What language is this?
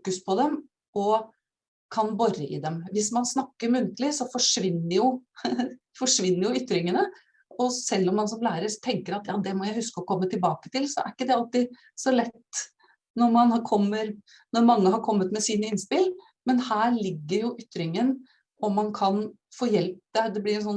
Norwegian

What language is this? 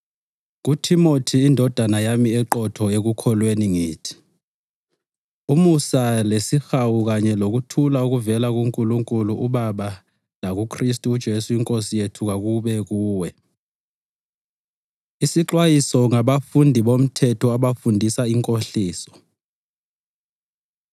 North Ndebele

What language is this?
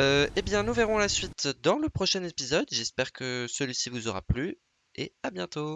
French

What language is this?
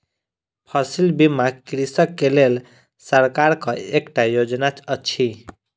Maithili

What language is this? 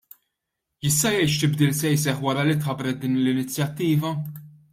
Maltese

